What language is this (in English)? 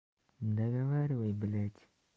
Russian